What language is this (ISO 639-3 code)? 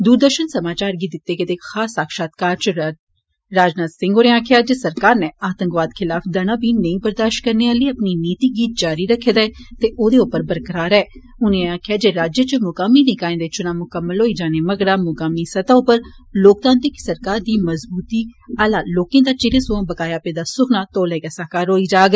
doi